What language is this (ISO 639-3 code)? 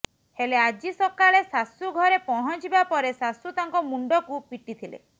ori